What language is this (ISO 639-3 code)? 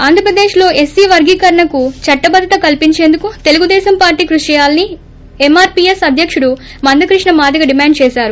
tel